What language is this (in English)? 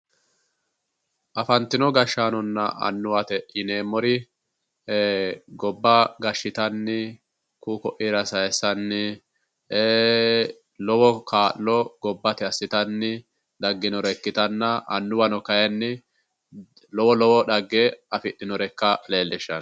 Sidamo